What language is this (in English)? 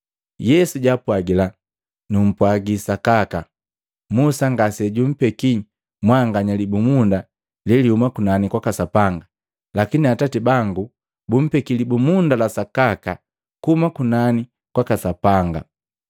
Matengo